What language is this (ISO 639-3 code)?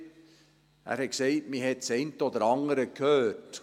gsw